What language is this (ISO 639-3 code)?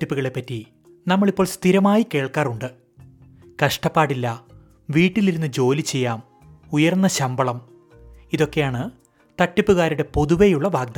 mal